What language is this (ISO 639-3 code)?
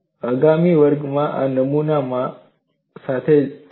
guj